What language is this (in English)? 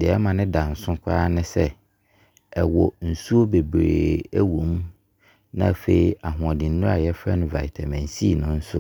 Abron